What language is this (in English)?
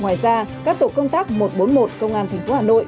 Vietnamese